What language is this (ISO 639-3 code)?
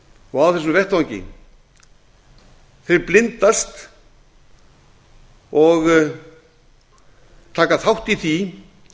isl